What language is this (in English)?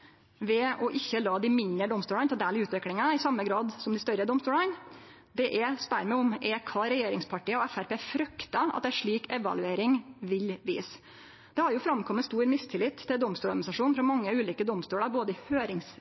Norwegian Nynorsk